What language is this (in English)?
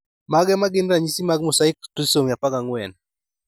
Luo (Kenya and Tanzania)